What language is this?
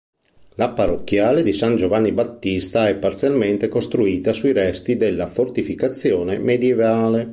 Italian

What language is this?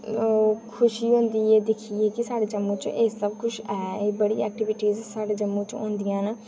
Dogri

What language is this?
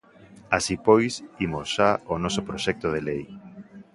Galician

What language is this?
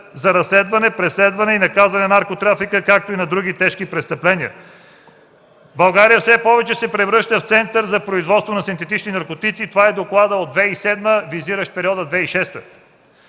Bulgarian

